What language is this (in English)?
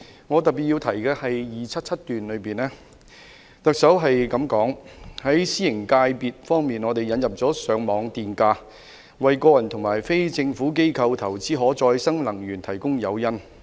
Cantonese